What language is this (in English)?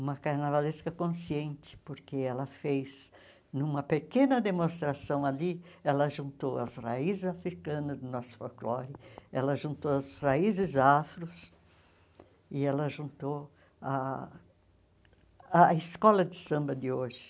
Portuguese